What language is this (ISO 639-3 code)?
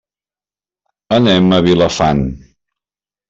cat